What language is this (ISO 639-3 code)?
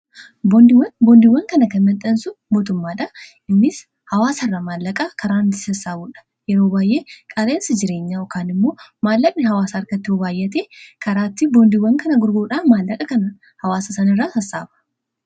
orm